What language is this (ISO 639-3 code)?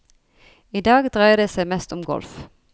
nor